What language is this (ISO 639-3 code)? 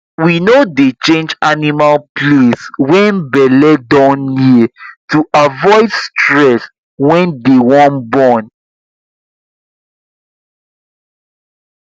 pcm